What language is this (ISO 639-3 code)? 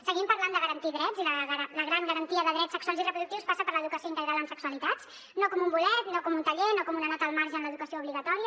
cat